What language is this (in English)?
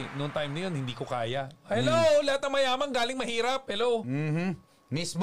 Filipino